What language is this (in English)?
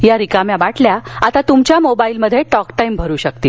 Marathi